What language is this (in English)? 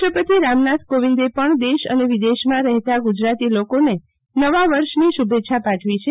Gujarati